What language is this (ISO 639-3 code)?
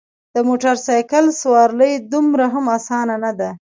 pus